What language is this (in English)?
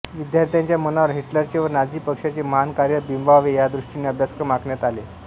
Marathi